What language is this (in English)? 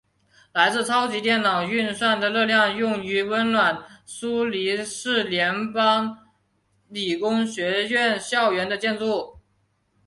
Chinese